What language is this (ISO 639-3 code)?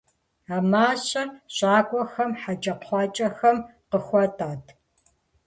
kbd